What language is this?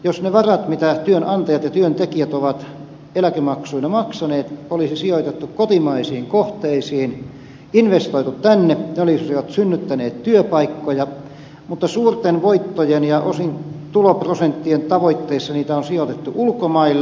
Finnish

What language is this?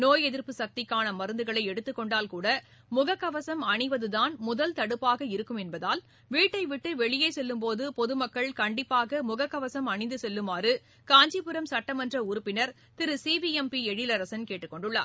Tamil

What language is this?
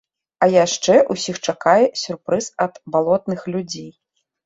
Belarusian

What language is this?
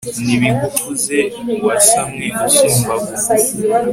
Kinyarwanda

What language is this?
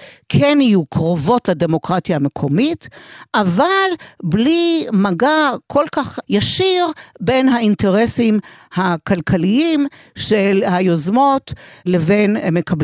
Hebrew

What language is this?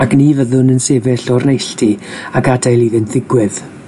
Welsh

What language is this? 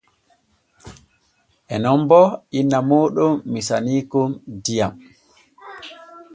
Borgu Fulfulde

